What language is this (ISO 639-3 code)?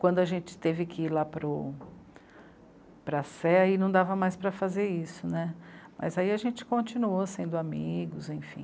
por